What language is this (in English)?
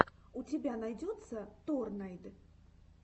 Russian